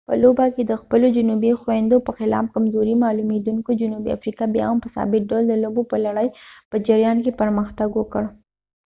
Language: Pashto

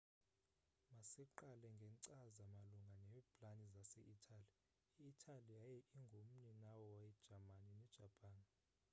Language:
Xhosa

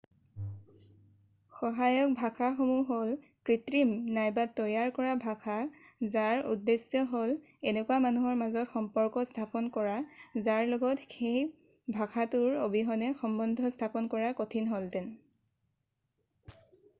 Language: Assamese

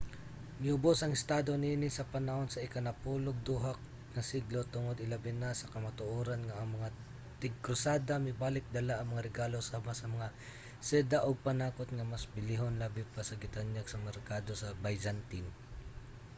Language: Cebuano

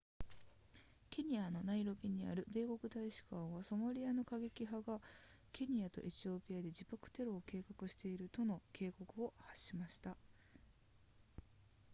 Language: Japanese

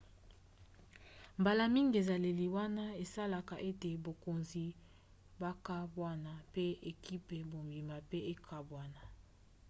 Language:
Lingala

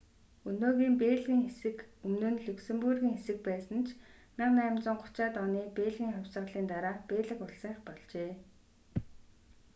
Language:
Mongolian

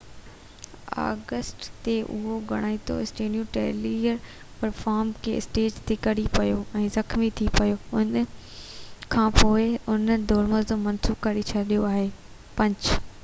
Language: Sindhi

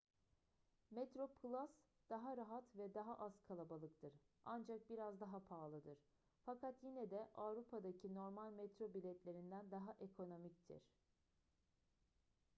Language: Turkish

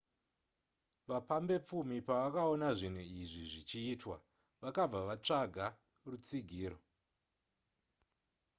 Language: Shona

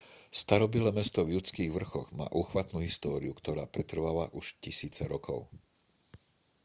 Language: Slovak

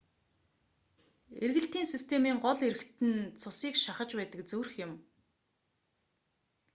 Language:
Mongolian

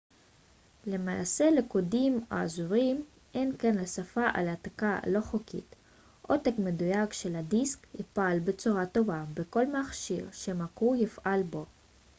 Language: Hebrew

